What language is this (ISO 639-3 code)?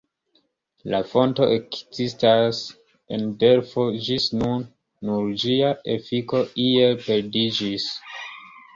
epo